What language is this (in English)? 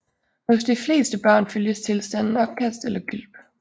Danish